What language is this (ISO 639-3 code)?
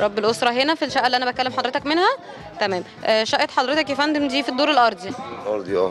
ara